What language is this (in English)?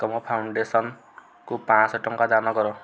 Odia